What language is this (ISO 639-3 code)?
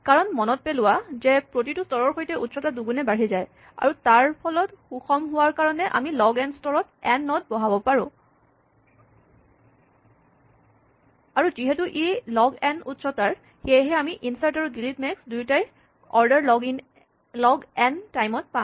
asm